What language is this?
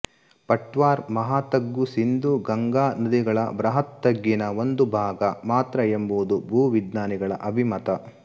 Kannada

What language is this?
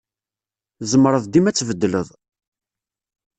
Kabyle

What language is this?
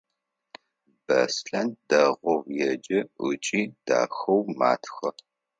Adyghe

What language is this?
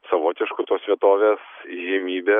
Lithuanian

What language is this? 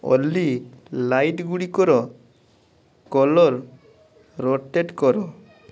Odia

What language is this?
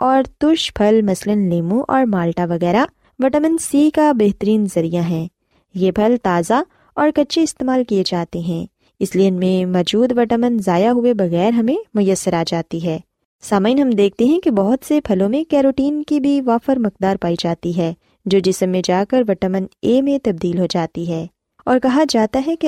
Urdu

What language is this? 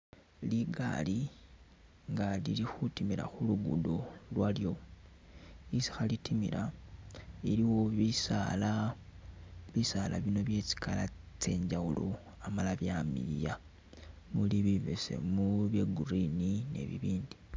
Masaaba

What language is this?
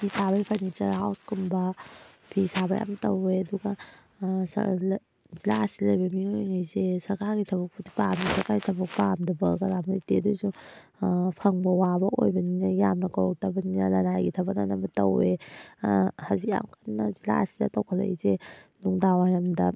Manipuri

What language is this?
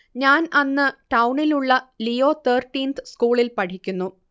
Malayalam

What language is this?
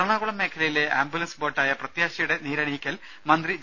Malayalam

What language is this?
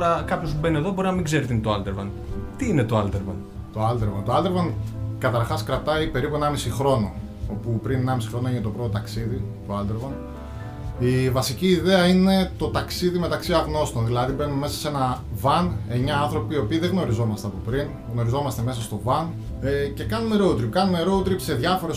Greek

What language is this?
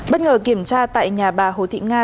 Vietnamese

